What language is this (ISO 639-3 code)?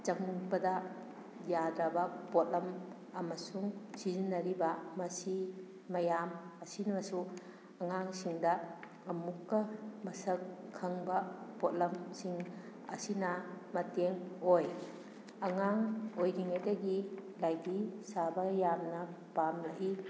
mni